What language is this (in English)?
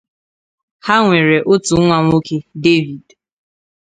Igbo